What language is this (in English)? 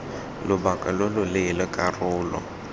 Tswana